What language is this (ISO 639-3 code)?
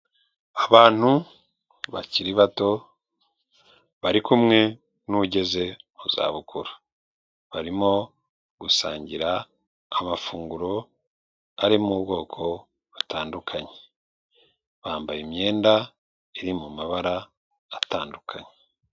kin